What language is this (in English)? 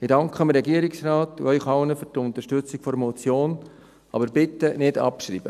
Swiss German